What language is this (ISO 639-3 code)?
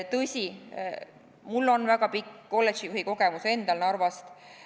est